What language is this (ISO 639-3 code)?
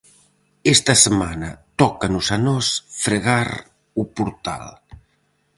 glg